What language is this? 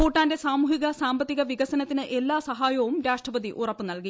Malayalam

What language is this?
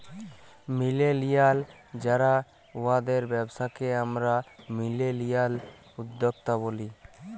Bangla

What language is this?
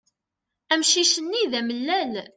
Kabyle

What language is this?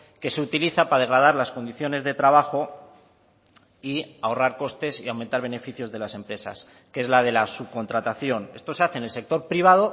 Spanish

